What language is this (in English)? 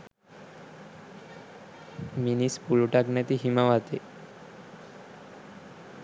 Sinhala